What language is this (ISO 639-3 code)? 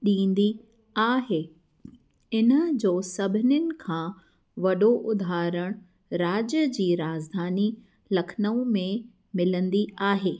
snd